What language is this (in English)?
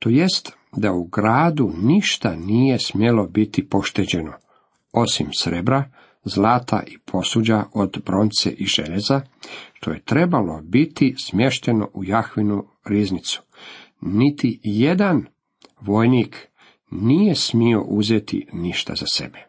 Croatian